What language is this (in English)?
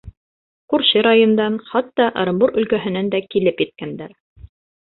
Bashkir